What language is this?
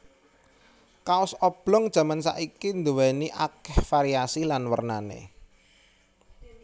Javanese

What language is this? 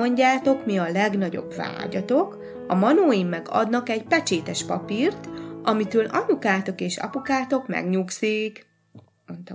Hungarian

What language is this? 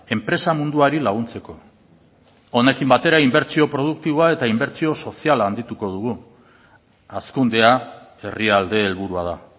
Basque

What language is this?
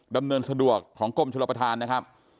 Thai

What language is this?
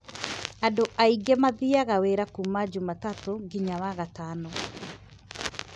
Kikuyu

